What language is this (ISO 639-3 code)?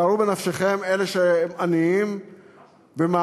heb